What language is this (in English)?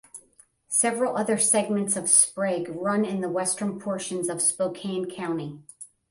English